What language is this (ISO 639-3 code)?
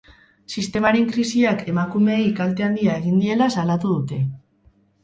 eus